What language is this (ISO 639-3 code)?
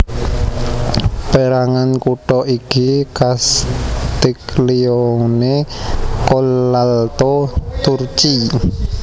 jav